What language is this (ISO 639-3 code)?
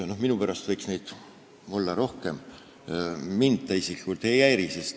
est